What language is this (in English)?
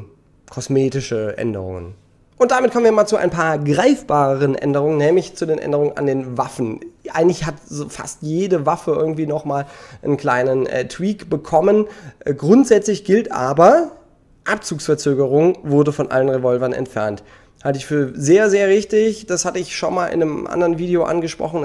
German